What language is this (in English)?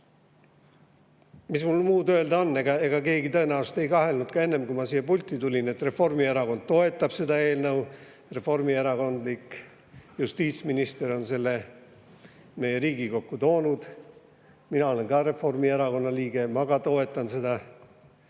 Estonian